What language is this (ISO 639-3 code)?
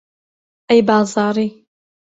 ckb